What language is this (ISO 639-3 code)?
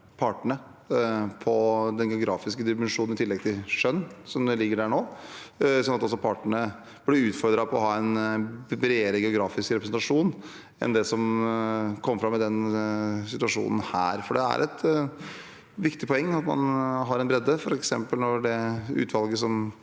nor